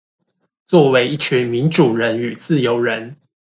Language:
Chinese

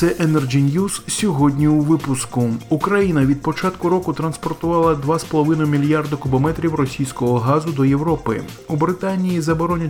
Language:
Ukrainian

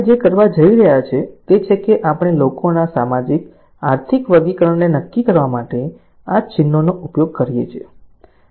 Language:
Gujarati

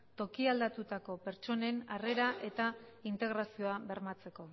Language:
Basque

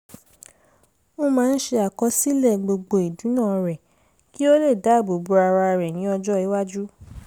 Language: Yoruba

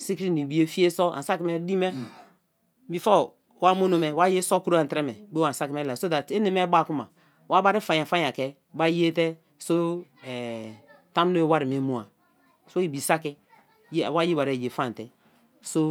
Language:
Kalabari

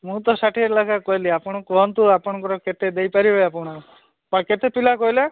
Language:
Odia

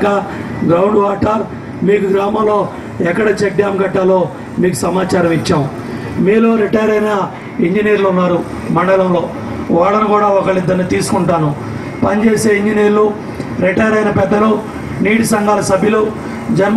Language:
Telugu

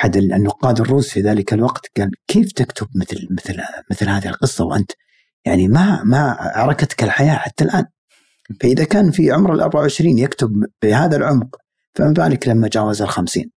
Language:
Arabic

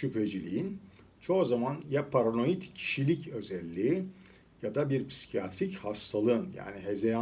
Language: Turkish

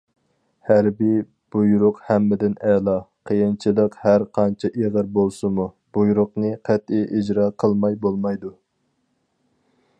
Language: Uyghur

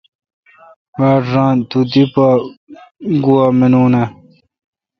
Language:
Kalkoti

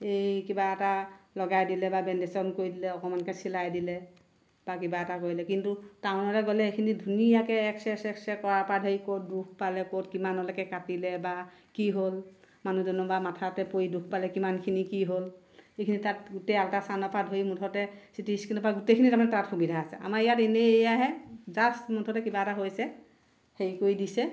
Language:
Assamese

